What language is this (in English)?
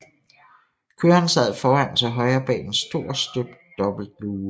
Danish